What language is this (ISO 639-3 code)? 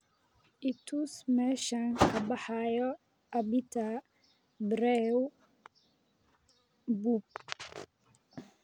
som